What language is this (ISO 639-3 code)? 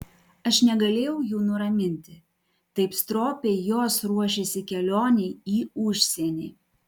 lit